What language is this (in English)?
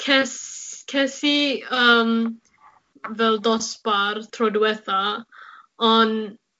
Welsh